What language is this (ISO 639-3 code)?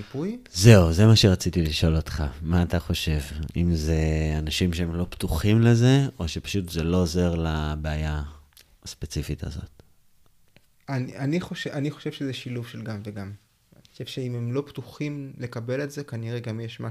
heb